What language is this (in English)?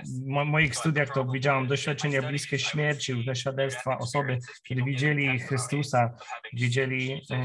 Polish